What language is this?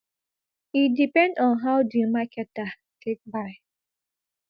Nigerian Pidgin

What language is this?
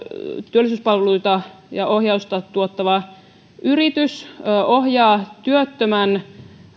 Finnish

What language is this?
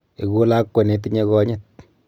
Kalenjin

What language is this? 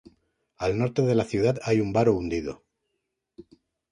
Spanish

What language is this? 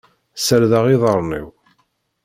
Kabyle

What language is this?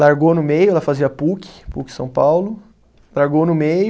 Portuguese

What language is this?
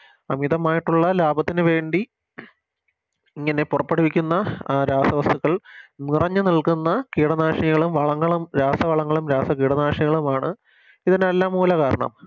Malayalam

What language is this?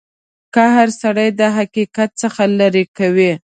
Pashto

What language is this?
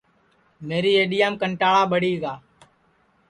Sansi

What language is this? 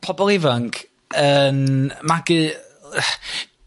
Welsh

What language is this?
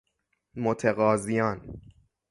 Persian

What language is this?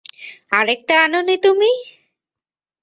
Bangla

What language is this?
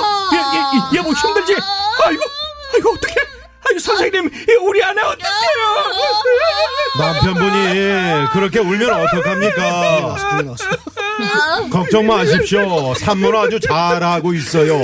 Korean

